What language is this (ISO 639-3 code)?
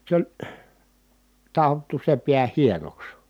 fin